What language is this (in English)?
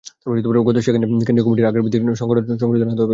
Bangla